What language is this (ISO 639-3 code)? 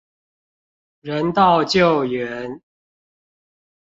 zho